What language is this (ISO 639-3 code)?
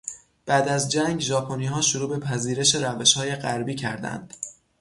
fas